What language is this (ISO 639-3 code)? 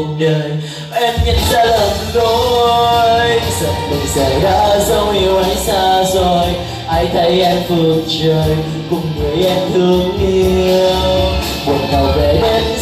vie